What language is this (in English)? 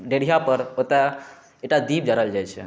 Maithili